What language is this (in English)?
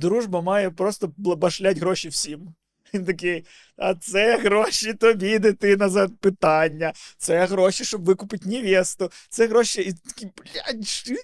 Ukrainian